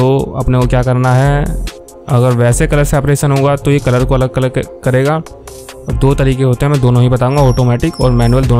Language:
Hindi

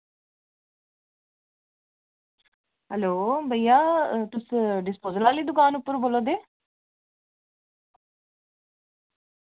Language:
Dogri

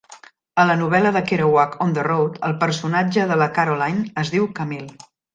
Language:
Catalan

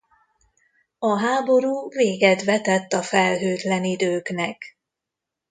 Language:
Hungarian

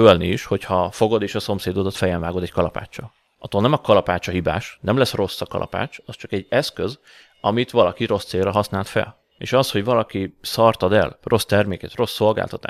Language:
Hungarian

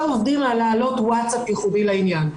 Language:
Hebrew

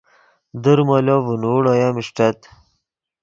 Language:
Yidgha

